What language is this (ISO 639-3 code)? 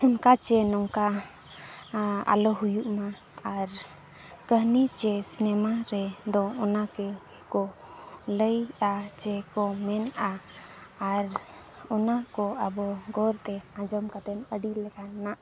sat